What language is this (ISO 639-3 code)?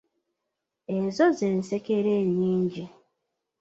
lug